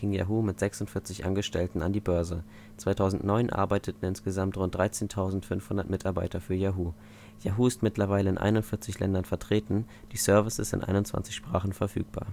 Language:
German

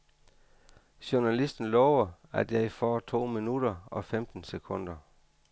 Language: Danish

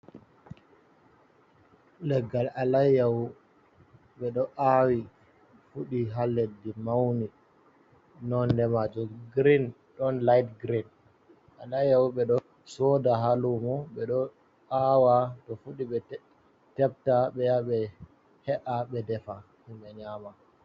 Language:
Fula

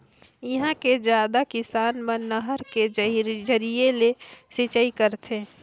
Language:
Chhattisgarhi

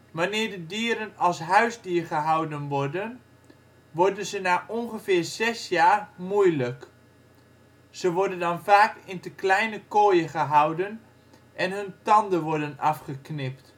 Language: Dutch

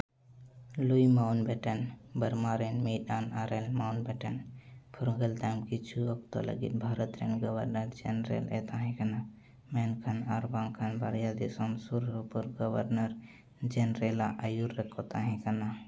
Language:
Santali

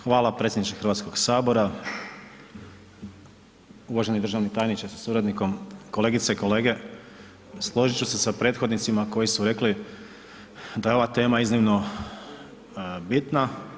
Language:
Croatian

